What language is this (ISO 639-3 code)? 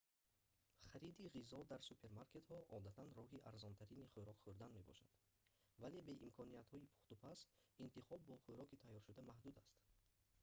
tgk